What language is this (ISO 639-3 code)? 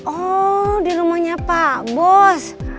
ind